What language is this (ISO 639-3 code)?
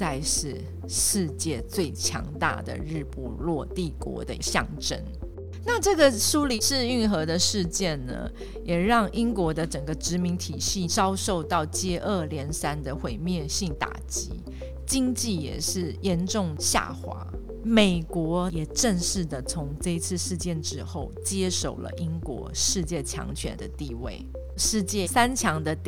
zho